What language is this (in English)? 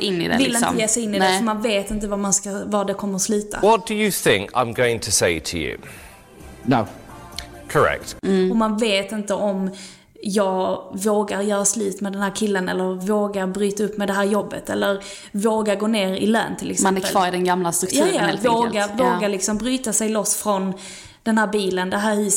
Swedish